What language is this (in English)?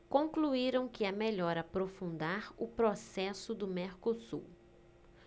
Portuguese